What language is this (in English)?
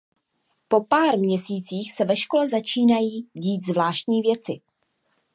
Czech